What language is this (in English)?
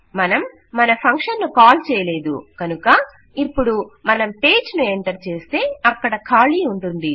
Telugu